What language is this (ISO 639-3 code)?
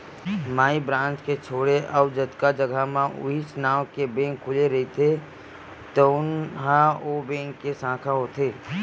hne